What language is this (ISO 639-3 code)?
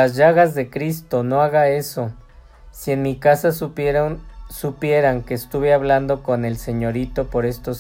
spa